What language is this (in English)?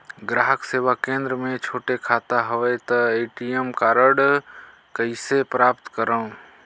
Chhattisgarhi